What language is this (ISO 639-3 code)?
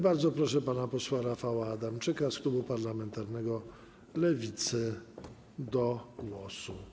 pol